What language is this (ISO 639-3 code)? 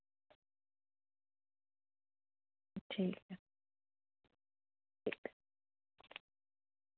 doi